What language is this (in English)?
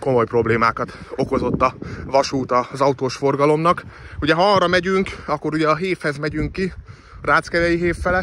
Hungarian